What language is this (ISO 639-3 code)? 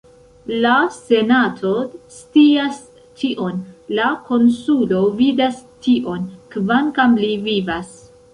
epo